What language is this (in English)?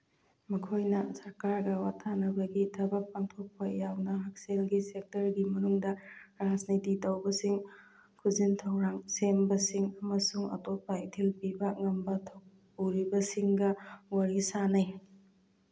Manipuri